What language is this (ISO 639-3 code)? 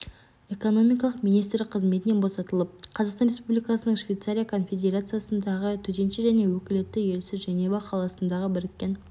kaz